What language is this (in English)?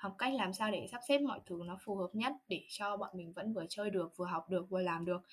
Vietnamese